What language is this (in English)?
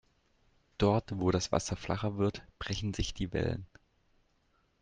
German